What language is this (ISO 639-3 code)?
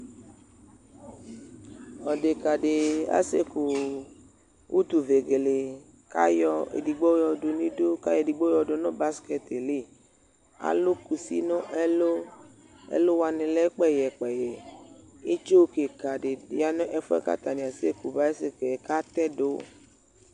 kpo